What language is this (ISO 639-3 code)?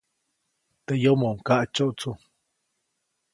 zoc